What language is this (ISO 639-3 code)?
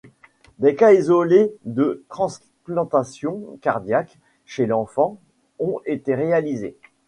fra